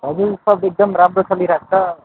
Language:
Nepali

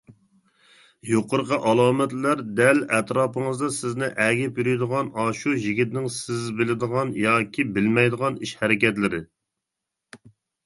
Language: Uyghur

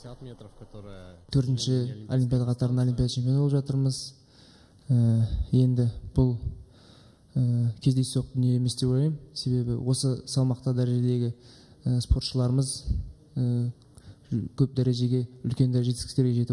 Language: Russian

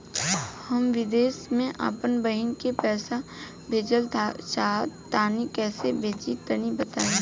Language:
Bhojpuri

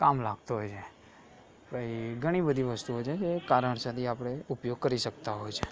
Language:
Gujarati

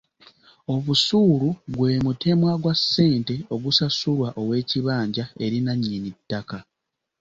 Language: Ganda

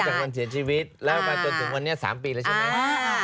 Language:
Thai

